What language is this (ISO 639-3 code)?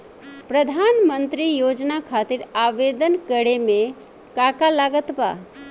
bho